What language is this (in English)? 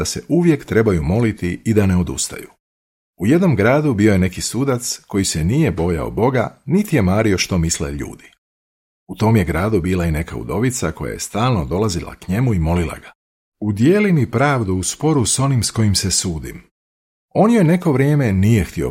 Croatian